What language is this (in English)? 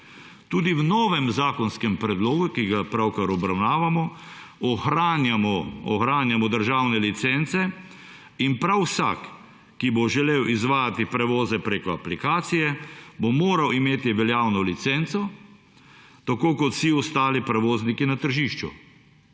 Slovenian